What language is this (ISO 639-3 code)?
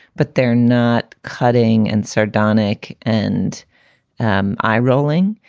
eng